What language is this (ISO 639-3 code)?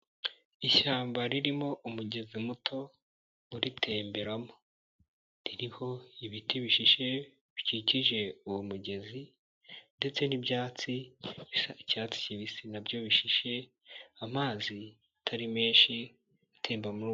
kin